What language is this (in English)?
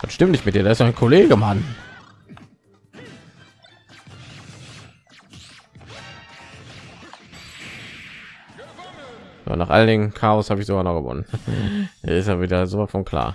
German